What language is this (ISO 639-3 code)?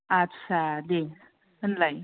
brx